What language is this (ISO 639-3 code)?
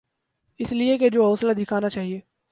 urd